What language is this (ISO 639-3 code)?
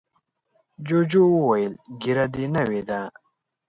pus